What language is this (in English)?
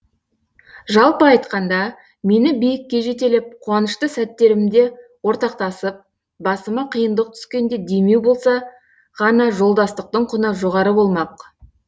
Kazakh